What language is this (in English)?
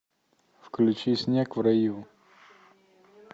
Russian